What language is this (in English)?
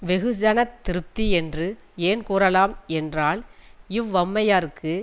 Tamil